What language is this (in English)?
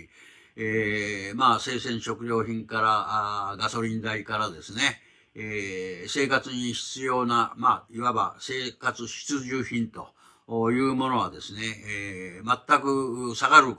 Japanese